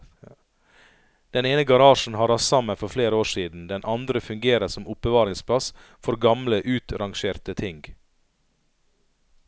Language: Norwegian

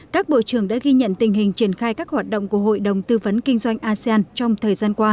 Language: Vietnamese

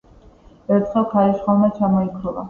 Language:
Georgian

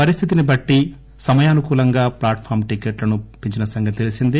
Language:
Telugu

